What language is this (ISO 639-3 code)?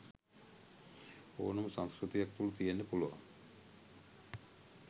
sin